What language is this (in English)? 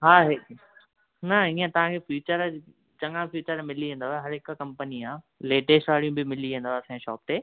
Sindhi